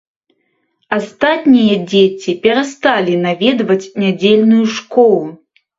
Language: Belarusian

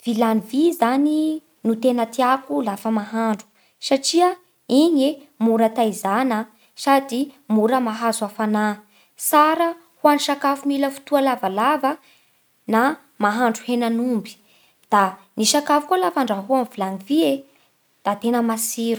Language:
Bara Malagasy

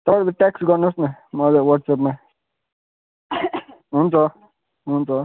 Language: Nepali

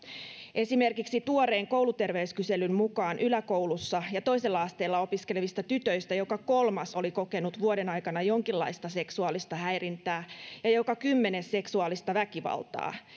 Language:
Finnish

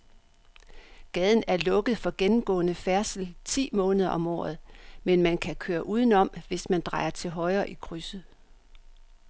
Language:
Danish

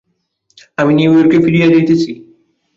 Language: Bangla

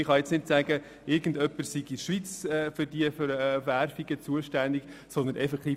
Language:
Swiss German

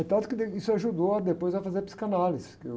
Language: Portuguese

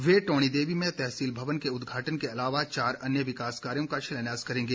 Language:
Hindi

